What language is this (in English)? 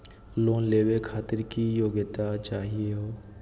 Magahi